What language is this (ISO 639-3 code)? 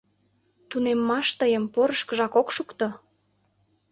chm